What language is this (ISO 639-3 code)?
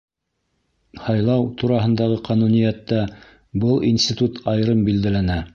bak